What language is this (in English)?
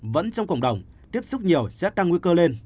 Vietnamese